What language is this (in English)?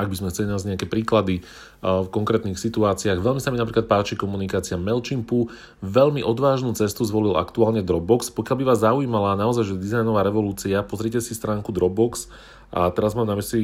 Slovak